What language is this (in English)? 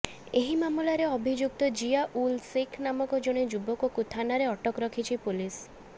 Odia